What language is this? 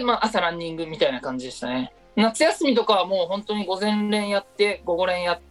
Japanese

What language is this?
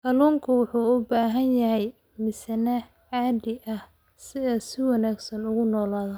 Somali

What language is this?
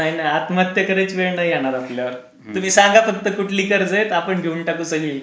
Marathi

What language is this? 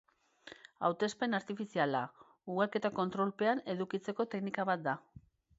Basque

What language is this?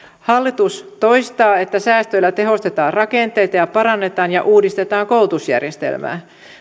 Finnish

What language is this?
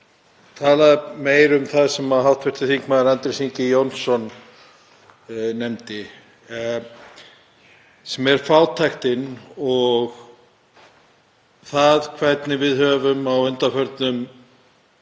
Icelandic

